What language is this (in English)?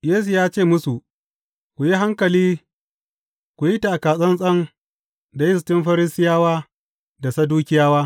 Hausa